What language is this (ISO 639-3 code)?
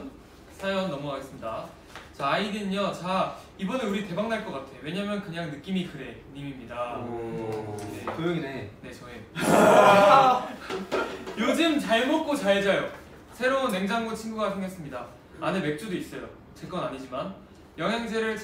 kor